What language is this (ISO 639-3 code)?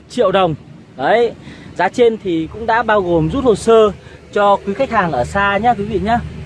vie